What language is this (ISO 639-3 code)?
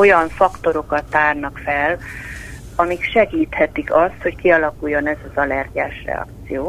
hun